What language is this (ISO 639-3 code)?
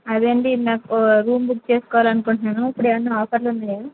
tel